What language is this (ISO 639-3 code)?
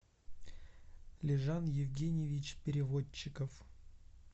rus